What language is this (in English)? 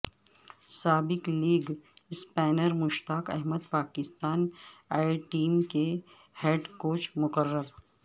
Urdu